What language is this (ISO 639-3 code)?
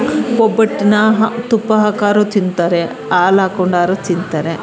kan